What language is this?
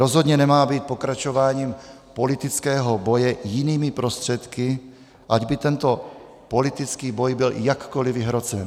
Czech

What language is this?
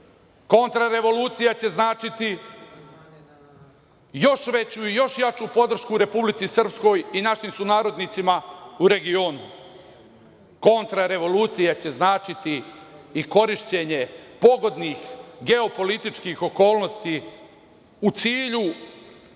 Serbian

